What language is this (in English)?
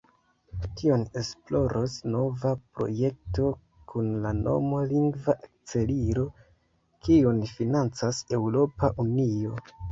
Esperanto